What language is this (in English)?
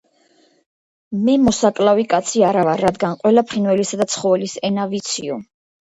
Georgian